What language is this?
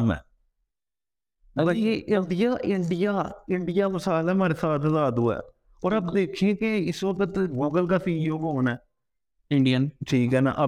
Urdu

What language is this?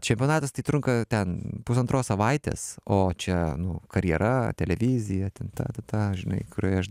Lithuanian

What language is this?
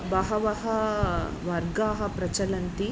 Sanskrit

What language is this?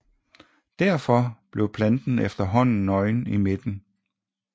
Danish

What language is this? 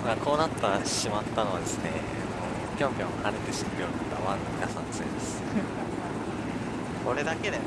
Japanese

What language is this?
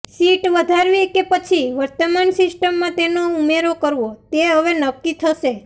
Gujarati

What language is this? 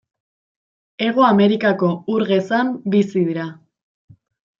Basque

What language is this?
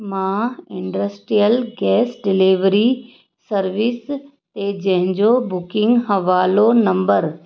Sindhi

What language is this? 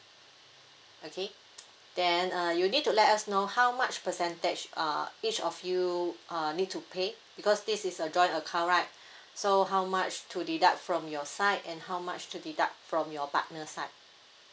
English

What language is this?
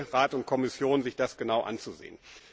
German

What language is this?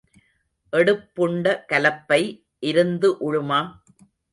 Tamil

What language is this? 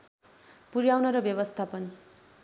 Nepali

